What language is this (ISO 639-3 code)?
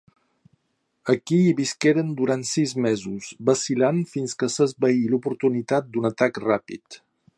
cat